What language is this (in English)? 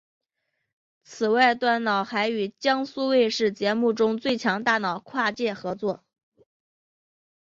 Chinese